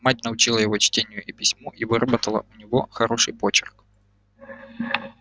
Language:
Russian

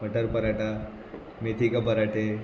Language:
Konkani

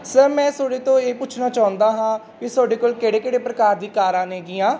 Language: Punjabi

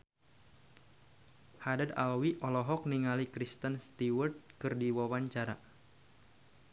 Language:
Sundanese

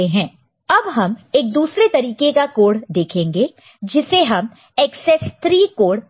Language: Hindi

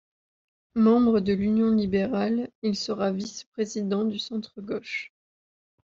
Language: French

